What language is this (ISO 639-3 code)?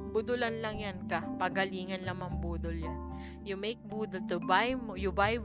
fil